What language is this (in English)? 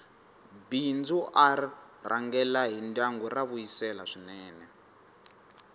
Tsonga